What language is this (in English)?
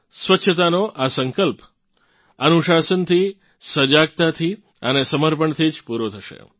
Gujarati